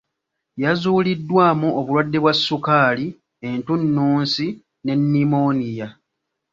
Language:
Ganda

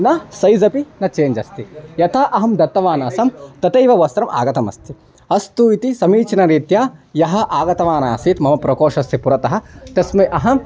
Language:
Sanskrit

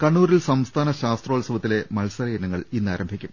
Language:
Malayalam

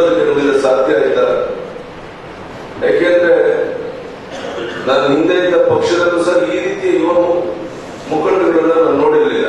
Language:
Turkish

